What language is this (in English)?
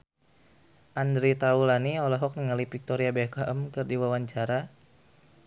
Sundanese